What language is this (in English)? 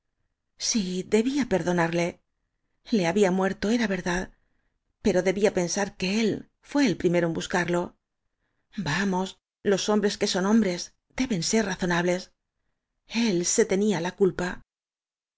Spanish